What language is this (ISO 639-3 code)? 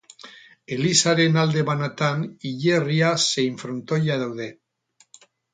eus